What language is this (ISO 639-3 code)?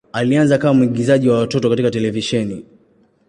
swa